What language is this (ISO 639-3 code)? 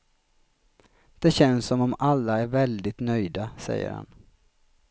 swe